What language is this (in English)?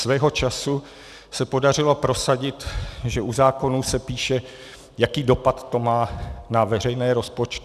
Czech